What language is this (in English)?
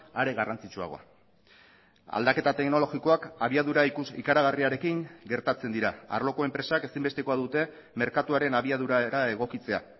Basque